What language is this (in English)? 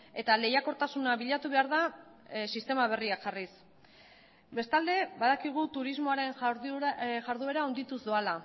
Basque